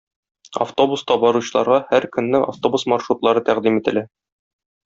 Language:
Tatar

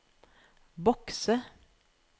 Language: Norwegian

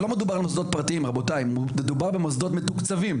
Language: Hebrew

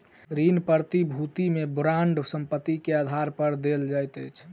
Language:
Maithili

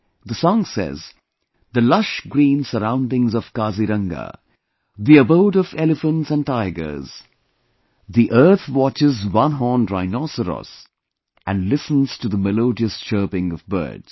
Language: English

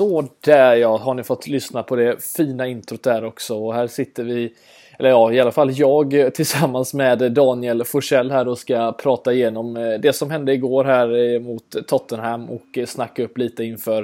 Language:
Swedish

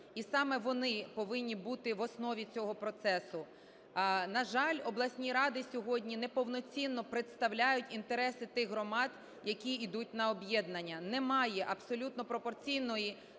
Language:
Ukrainian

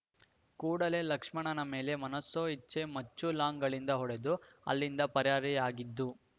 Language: Kannada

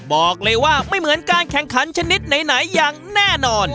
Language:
Thai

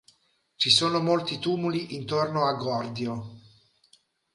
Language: Italian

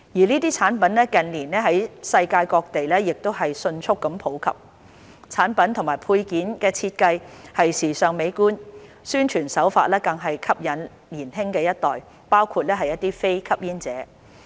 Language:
Cantonese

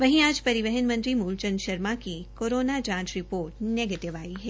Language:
Hindi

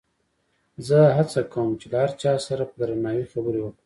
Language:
Pashto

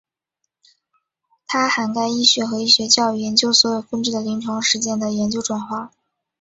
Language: Chinese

